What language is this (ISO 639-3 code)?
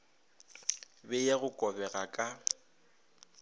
nso